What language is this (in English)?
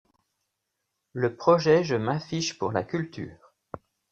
French